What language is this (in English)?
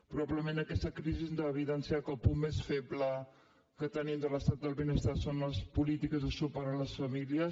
Catalan